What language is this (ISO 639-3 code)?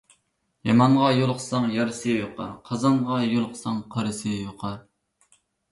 uig